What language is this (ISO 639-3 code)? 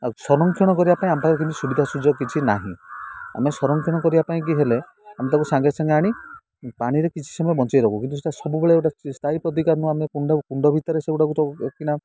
ori